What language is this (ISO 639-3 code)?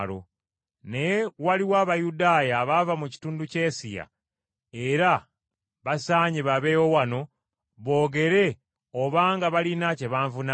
lug